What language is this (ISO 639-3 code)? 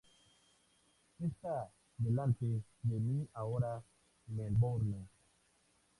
spa